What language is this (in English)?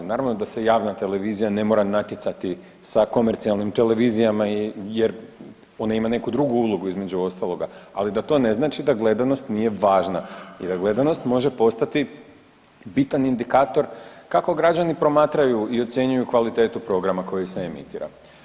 Croatian